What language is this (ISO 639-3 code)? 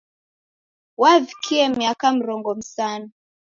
dav